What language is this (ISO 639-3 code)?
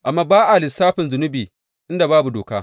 hau